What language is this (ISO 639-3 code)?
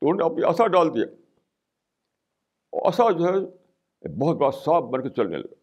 urd